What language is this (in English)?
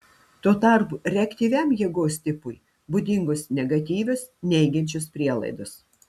Lithuanian